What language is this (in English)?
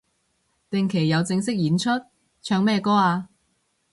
Cantonese